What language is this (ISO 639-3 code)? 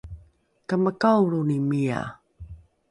dru